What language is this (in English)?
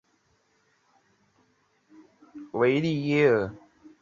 Chinese